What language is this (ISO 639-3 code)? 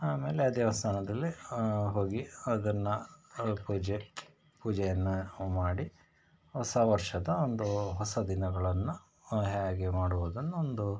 kan